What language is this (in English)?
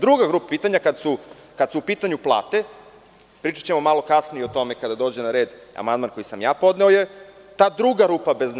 Serbian